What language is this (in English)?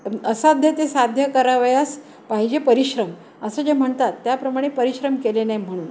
Marathi